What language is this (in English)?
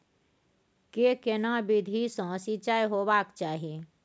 Maithili